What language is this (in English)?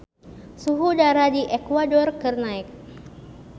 Sundanese